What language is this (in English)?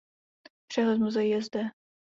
Czech